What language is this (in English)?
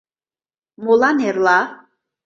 Mari